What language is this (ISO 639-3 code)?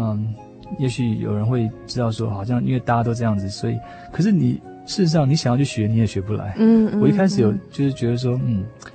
zho